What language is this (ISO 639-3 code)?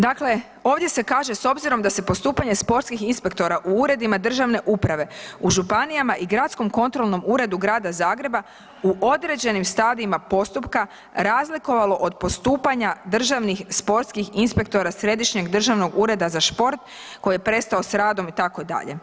hrv